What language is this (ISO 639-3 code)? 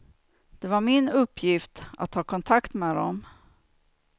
swe